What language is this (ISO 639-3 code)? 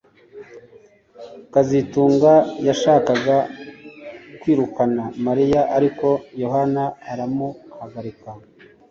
kin